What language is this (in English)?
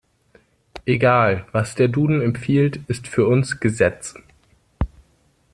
German